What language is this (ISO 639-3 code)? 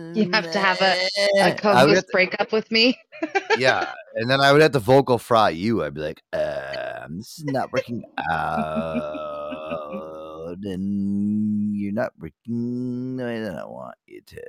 eng